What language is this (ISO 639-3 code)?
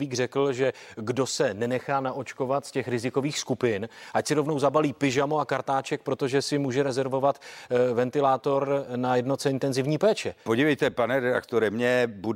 ces